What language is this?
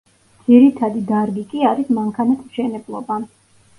Georgian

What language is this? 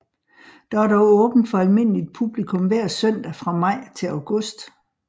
Danish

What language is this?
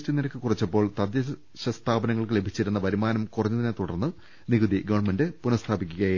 Malayalam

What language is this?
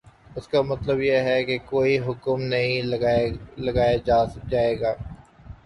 Urdu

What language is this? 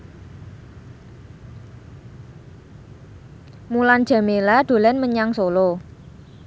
Javanese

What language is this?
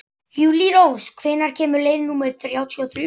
Icelandic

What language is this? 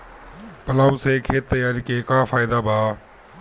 Bhojpuri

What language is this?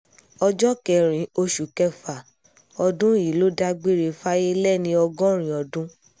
Yoruba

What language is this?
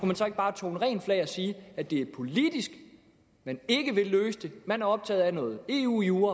Danish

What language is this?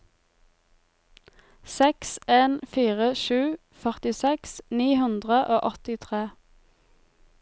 Norwegian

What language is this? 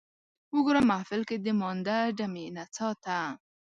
Pashto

